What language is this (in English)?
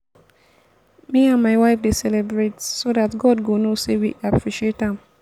Nigerian Pidgin